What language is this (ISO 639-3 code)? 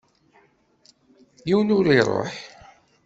kab